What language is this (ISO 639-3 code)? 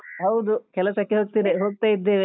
kan